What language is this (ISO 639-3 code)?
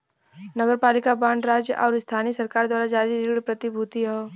bho